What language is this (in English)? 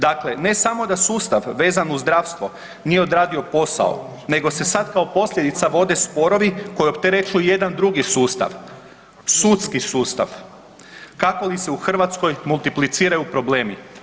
Croatian